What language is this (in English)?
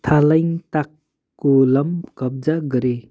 Nepali